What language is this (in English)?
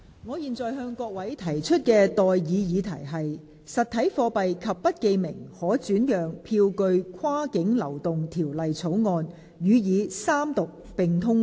Cantonese